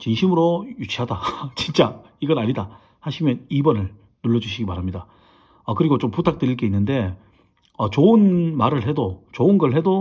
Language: Korean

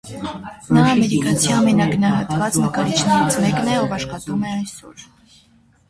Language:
Armenian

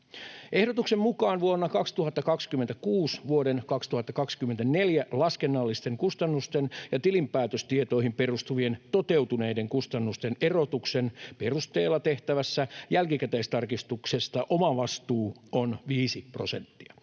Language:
Finnish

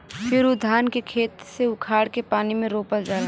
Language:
Bhojpuri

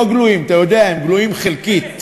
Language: Hebrew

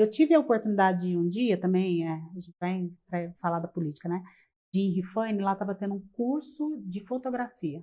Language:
Portuguese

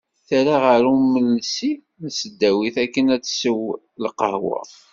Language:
Kabyle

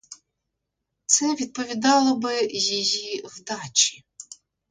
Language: Ukrainian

